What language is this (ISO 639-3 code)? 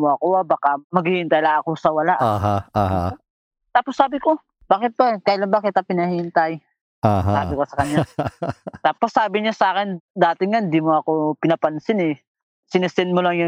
fil